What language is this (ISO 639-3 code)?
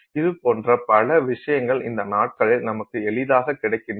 tam